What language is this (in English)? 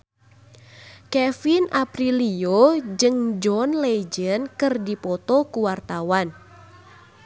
Sundanese